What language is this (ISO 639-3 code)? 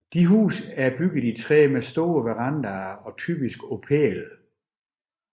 dan